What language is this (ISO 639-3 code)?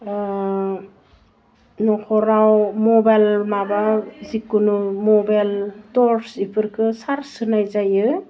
brx